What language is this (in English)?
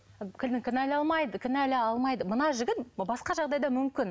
Kazakh